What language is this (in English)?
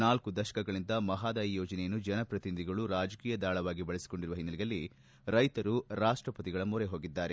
Kannada